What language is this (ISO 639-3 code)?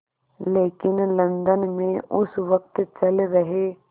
hin